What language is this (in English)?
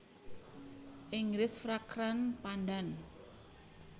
Javanese